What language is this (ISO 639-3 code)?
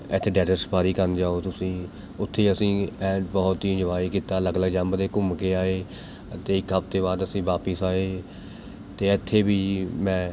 pan